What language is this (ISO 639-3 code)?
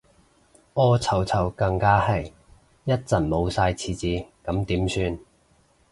yue